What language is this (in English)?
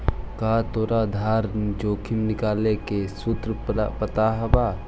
Magahi